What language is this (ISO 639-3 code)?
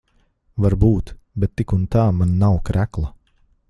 lav